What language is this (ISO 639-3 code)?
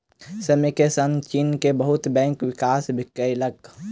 mai